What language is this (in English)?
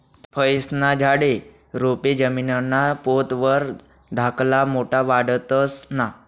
Marathi